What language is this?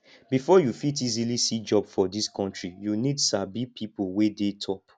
Nigerian Pidgin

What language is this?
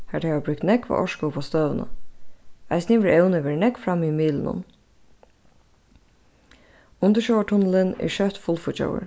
Faroese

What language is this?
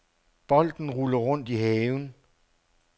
Danish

